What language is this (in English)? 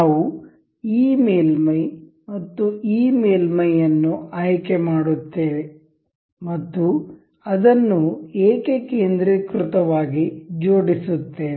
Kannada